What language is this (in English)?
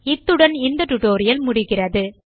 Tamil